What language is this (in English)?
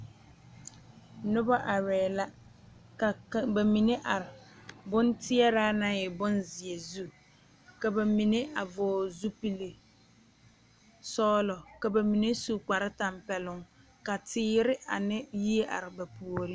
Southern Dagaare